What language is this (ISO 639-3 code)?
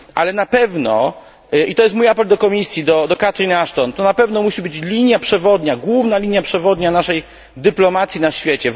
pol